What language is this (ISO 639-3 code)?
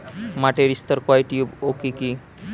ben